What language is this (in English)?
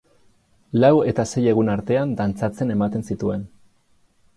Basque